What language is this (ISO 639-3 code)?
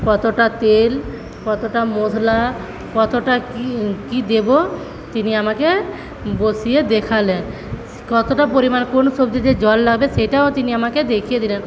ben